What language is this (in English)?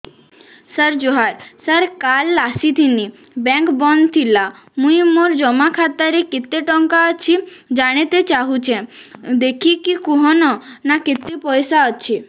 Odia